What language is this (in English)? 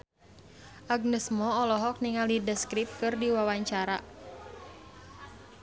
Sundanese